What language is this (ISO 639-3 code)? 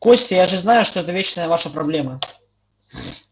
rus